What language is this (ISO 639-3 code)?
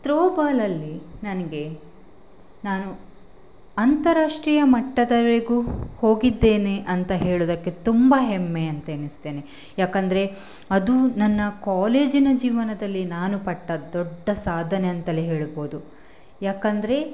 kan